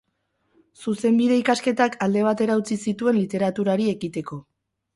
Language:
Basque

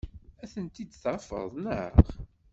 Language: Kabyle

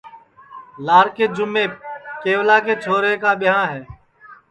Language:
Sansi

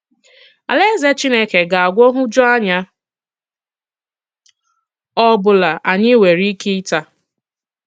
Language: Igbo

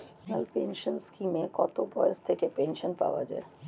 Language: Bangla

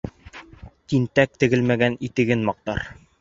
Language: Bashkir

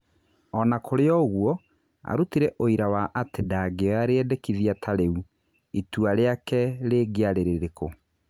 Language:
Kikuyu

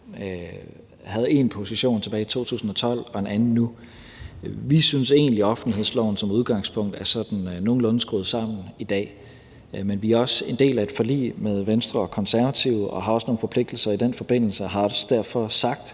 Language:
Danish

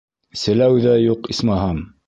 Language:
Bashkir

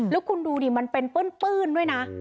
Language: Thai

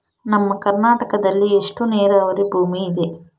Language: Kannada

